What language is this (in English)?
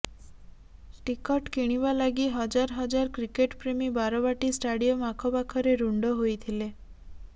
Odia